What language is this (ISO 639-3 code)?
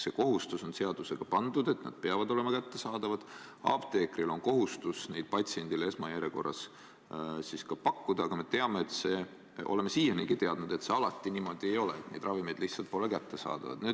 est